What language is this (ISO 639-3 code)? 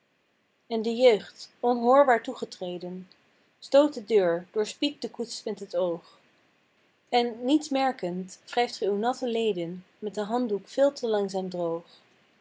nld